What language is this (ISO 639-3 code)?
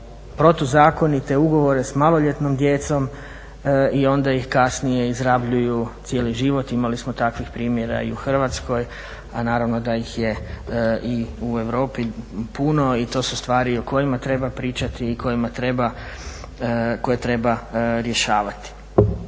hrv